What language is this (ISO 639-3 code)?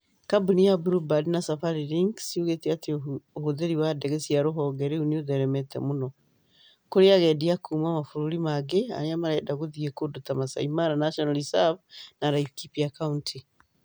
kik